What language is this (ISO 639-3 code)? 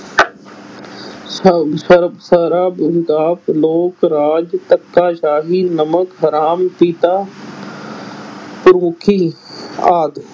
pan